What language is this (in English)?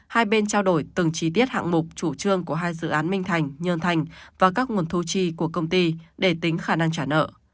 Vietnamese